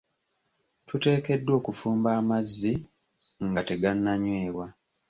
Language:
Ganda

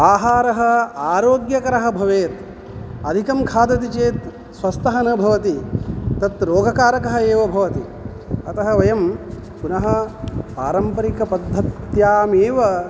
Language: Sanskrit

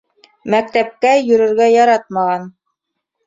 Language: Bashkir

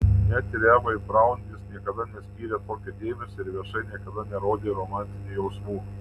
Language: Lithuanian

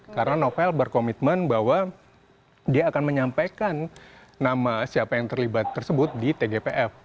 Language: Indonesian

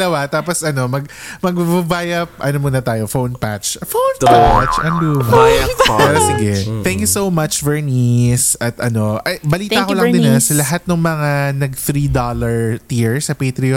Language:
Filipino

